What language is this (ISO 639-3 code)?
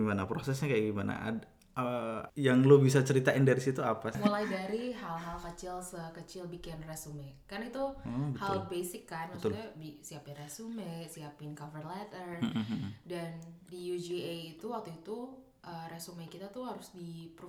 ind